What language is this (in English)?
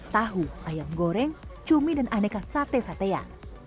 Indonesian